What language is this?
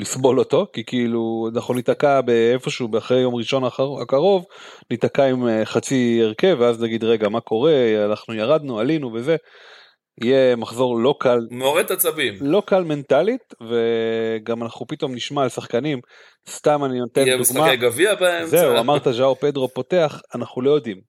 Hebrew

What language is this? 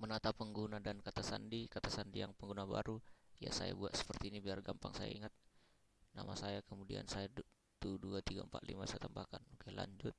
Indonesian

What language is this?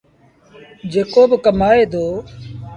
Sindhi Bhil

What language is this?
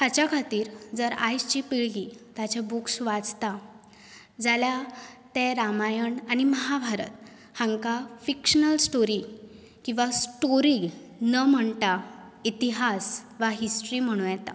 Konkani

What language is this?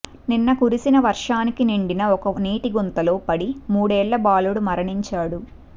Telugu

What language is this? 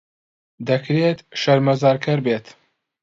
Central Kurdish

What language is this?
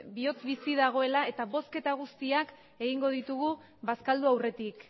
Basque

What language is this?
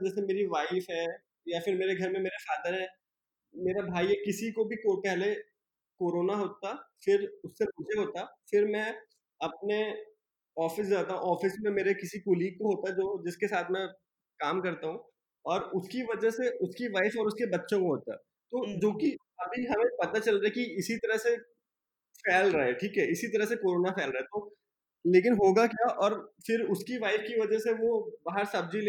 Hindi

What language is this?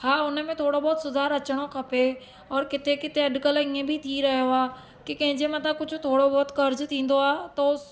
Sindhi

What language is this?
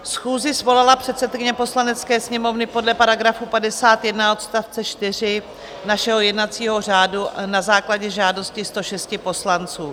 Czech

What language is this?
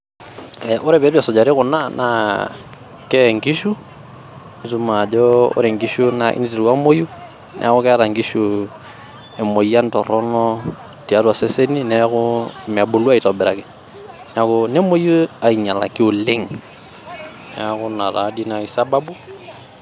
Masai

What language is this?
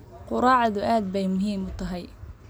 Somali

